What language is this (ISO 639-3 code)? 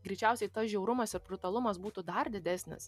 lit